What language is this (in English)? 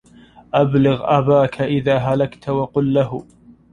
Arabic